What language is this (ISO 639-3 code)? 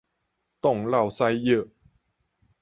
nan